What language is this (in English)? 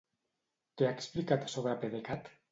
Catalan